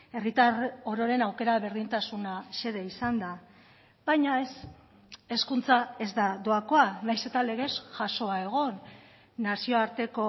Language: Basque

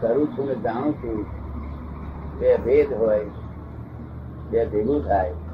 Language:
Gujarati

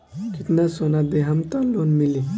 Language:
Bhojpuri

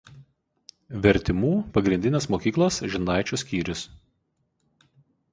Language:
Lithuanian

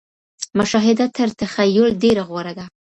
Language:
Pashto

